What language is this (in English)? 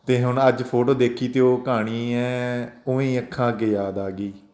Punjabi